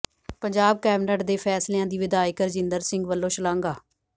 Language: Punjabi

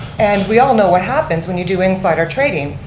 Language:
English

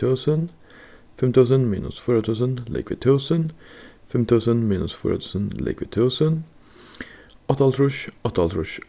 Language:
Faroese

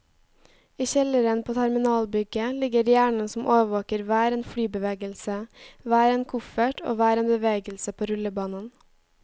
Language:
Norwegian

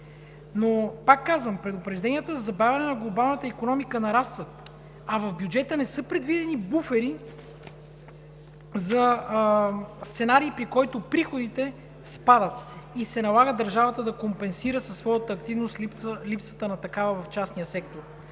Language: Bulgarian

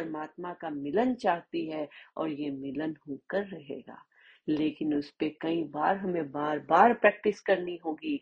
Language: Hindi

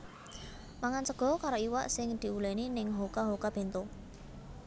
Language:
Javanese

